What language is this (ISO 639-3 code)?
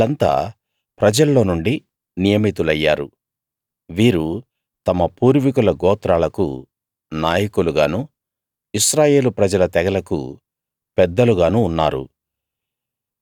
tel